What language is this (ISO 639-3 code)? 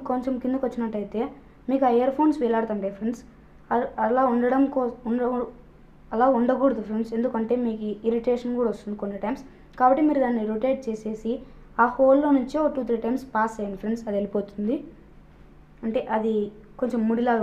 hin